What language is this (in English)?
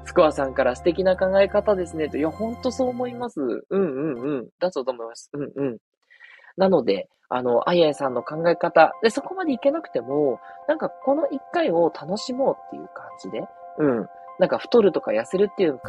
Japanese